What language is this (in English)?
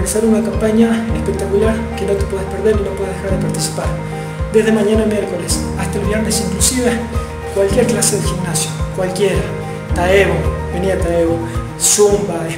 Spanish